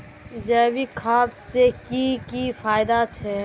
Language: Magahi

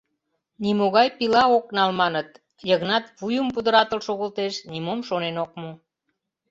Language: Mari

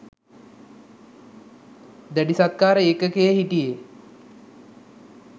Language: Sinhala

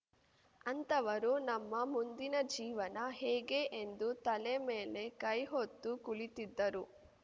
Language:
Kannada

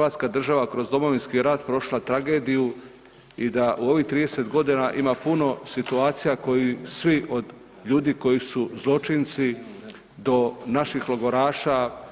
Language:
Croatian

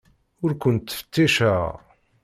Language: Kabyle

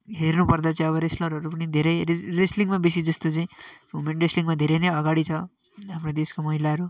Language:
Nepali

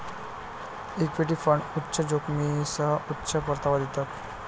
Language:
Marathi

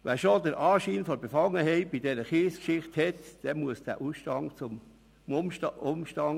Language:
Swiss German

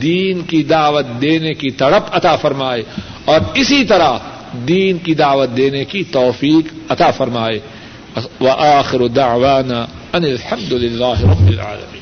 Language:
Urdu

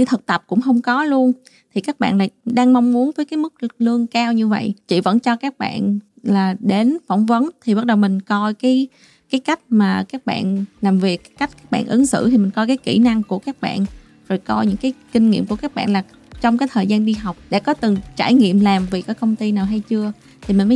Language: Vietnamese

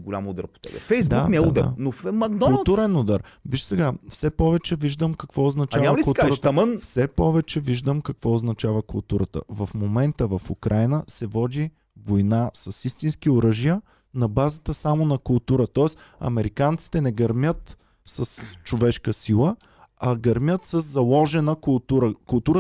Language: Bulgarian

